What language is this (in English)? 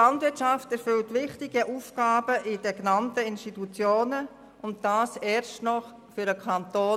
Swiss German